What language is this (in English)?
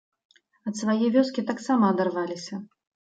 Belarusian